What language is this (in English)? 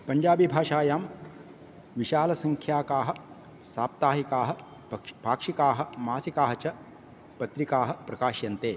Sanskrit